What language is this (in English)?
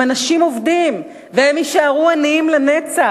Hebrew